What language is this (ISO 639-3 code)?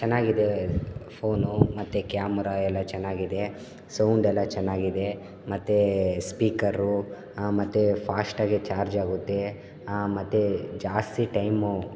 kan